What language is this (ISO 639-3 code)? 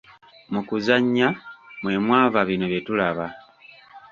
lug